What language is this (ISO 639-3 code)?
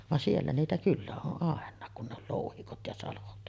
fin